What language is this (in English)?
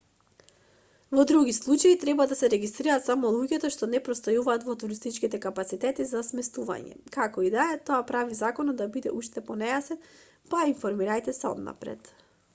Macedonian